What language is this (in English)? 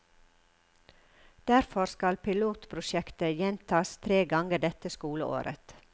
Norwegian